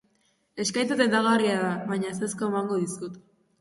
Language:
Basque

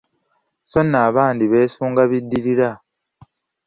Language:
Ganda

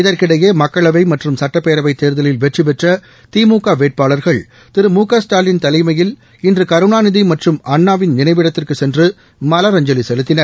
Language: Tamil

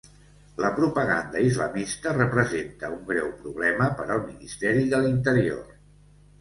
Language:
Catalan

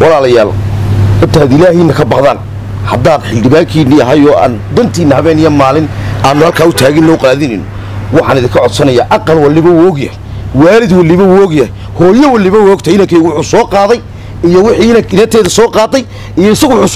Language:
Arabic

